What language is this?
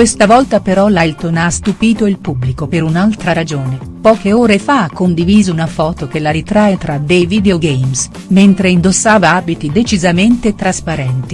Italian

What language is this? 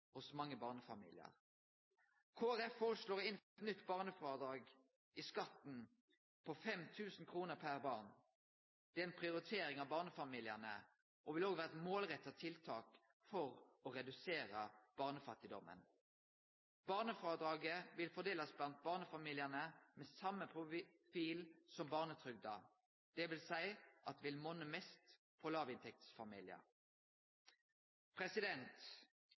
Norwegian Nynorsk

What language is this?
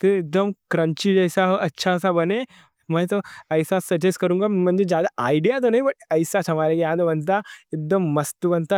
Deccan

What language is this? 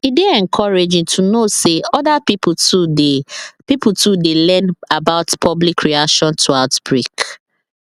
Nigerian Pidgin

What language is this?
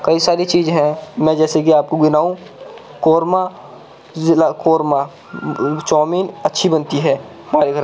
Urdu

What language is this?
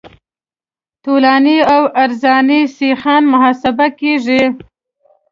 Pashto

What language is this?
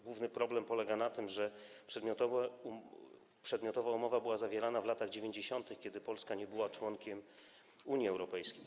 Polish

